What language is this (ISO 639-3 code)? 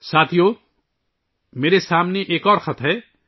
urd